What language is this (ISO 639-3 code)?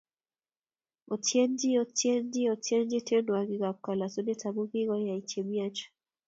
kln